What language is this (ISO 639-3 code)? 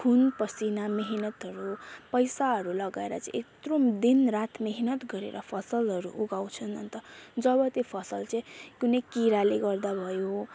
nep